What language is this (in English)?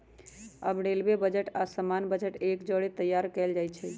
Magahi